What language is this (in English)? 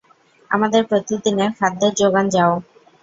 Bangla